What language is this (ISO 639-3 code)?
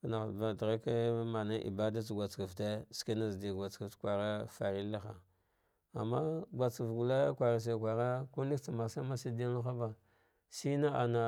dgh